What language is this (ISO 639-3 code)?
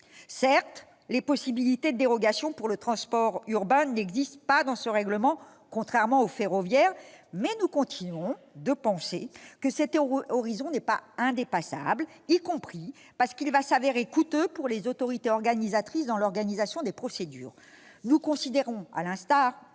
fra